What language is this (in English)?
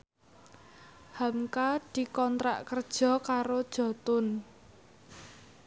Javanese